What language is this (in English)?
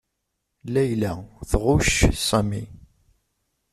Kabyle